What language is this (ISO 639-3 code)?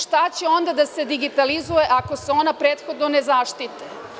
srp